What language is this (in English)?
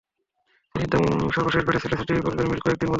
Bangla